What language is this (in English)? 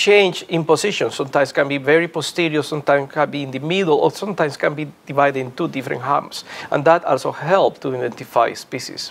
English